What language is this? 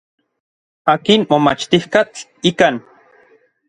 Orizaba Nahuatl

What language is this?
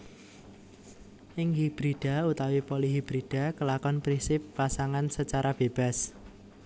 Javanese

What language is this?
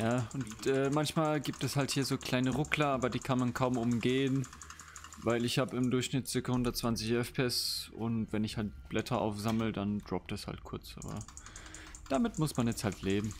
German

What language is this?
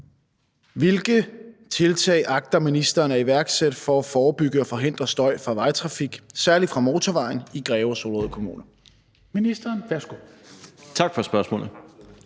Danish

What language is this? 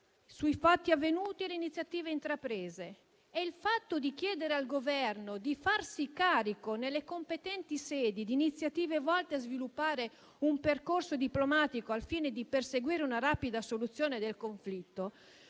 Italian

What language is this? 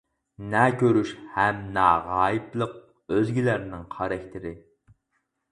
Uyghur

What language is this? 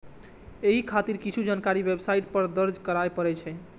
Maithili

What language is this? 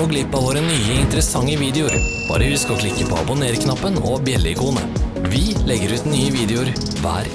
Norwegian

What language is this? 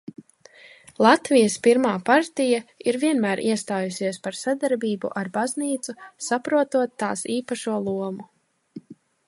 Latvian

